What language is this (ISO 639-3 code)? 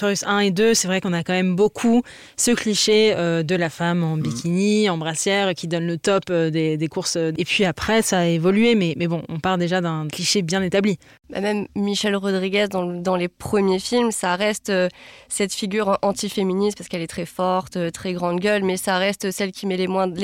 fra